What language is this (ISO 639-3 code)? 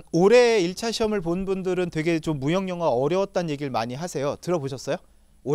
kor